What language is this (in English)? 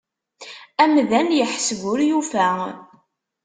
Kabyle